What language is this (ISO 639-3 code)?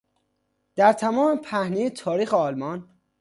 fas